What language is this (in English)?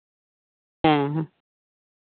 Santali